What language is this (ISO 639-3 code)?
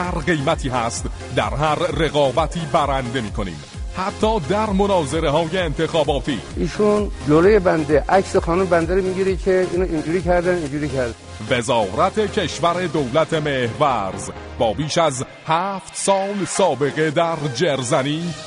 fas